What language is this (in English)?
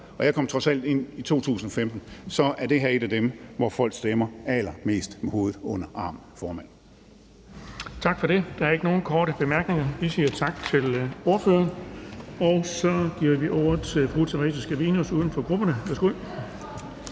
Danish